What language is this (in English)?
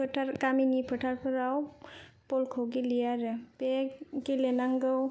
Bodo